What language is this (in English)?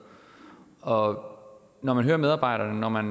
Danish